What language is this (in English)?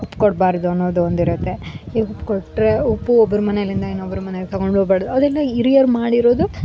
Kannada